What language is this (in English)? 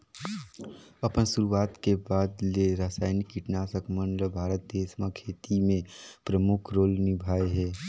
Chhattisgarhi